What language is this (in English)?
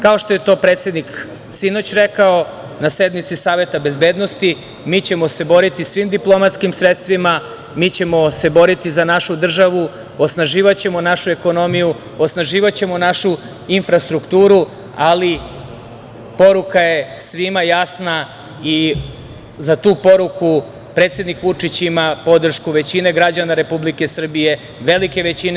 Serbian